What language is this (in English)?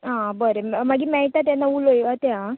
Konkani